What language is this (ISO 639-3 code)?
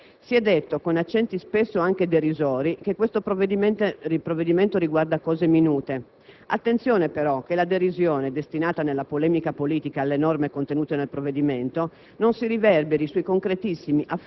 ita